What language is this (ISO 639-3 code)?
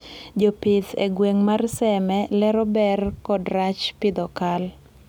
luo